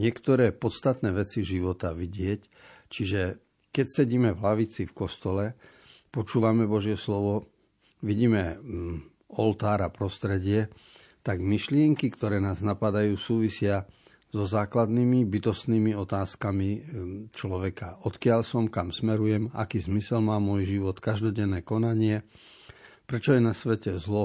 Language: Slovak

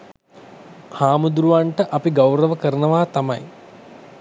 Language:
Sinhala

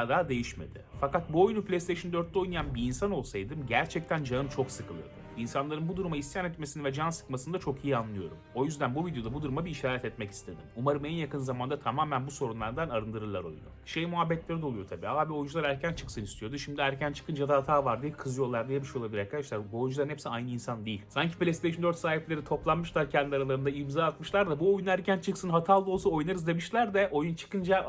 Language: Turkish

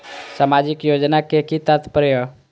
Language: Maithili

